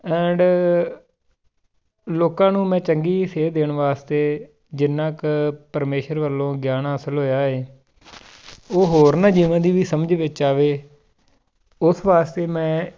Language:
Punjabi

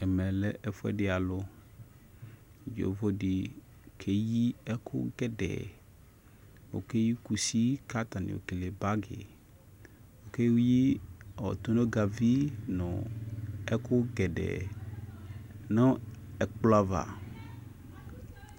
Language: Ikposo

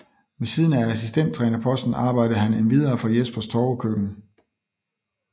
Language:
Danish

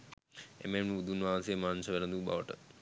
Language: Sinhala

